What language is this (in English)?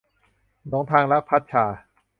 Thai